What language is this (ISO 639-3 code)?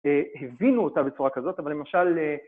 heb